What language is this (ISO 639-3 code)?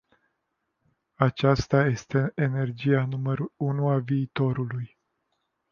ron